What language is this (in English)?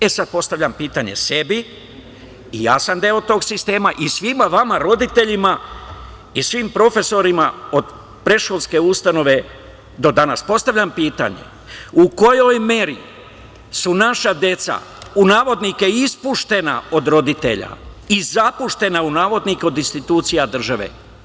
Serbian